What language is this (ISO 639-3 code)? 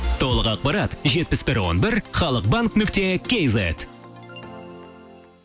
kaz